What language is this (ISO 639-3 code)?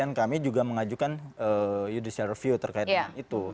ind